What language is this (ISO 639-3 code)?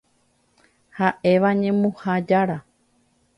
grn